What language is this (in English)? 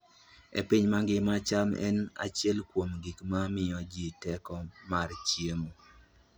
Luo (Kenya and Tanzania)